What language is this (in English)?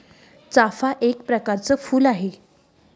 Marathi